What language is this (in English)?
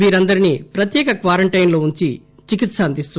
Telugu